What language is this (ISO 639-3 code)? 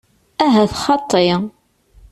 kab